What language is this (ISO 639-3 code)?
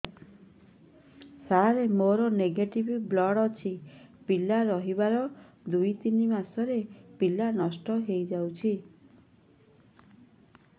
ori